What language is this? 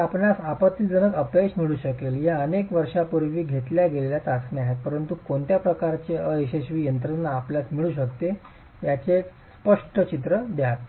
Marathi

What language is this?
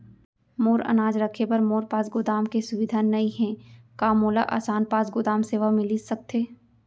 Chhattisgarhi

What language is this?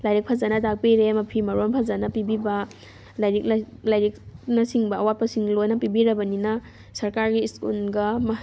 Manipuri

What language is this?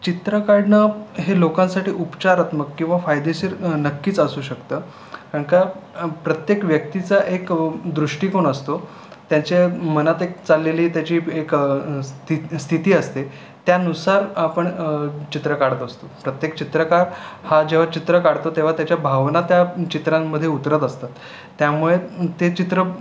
Marathi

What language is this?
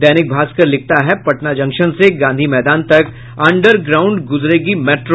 Hindi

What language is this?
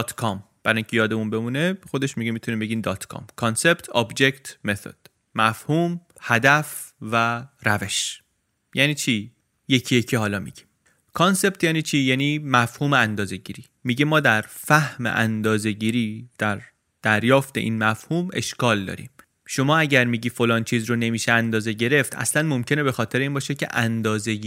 Persian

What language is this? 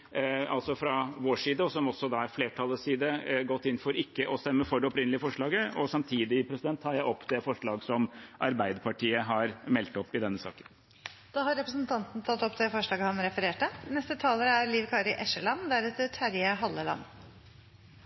Norwegian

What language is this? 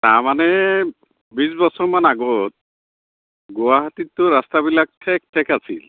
Assamese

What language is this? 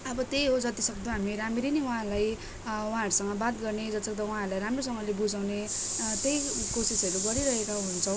Nepali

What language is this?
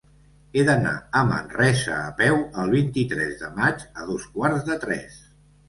Catalan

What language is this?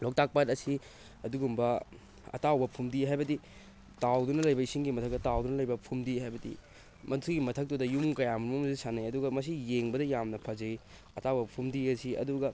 Manipuri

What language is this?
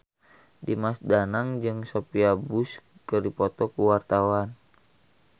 Sundanese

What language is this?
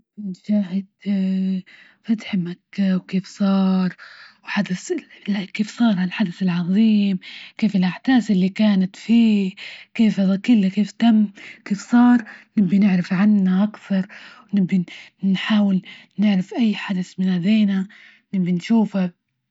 Libyan Arabic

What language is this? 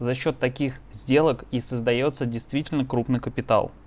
Russian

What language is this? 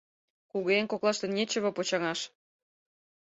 Mari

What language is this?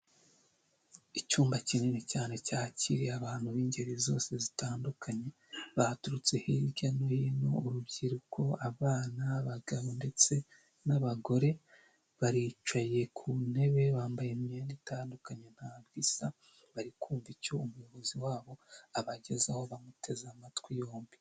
Kinyarwanda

